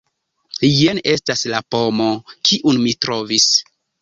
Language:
Esperanto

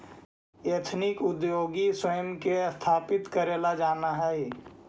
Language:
Magahi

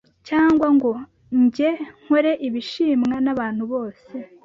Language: Kinyarwanda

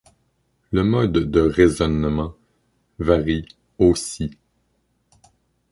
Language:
French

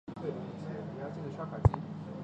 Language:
Chinese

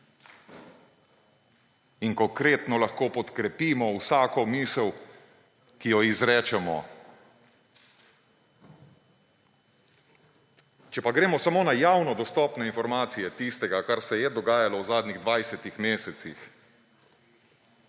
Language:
Slovenian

